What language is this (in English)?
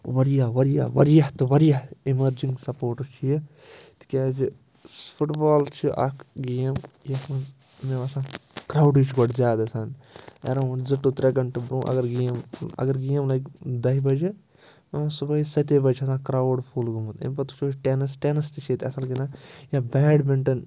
Kashmiri